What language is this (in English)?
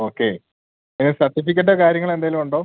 Malayalam